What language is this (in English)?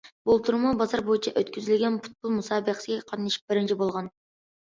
Uyghur